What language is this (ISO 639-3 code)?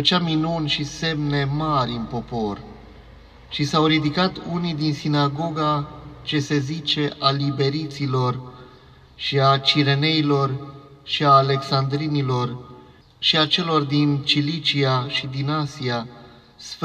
ron